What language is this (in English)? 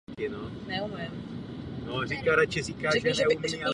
Czech